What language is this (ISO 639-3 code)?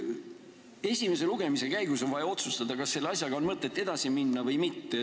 est